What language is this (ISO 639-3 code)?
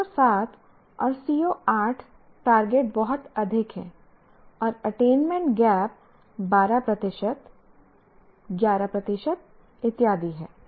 hin